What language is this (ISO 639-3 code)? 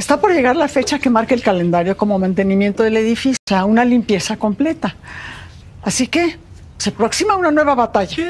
spa